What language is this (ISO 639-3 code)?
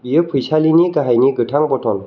brx